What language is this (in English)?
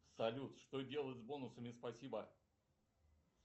Russian